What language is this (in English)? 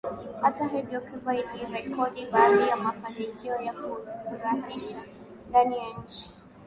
Swahili